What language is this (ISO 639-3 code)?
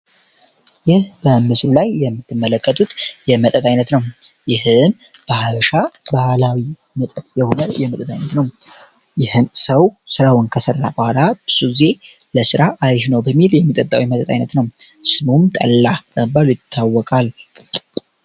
amh